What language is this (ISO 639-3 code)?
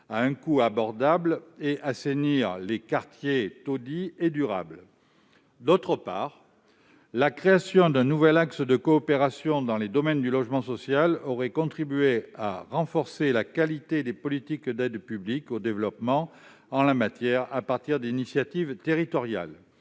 fra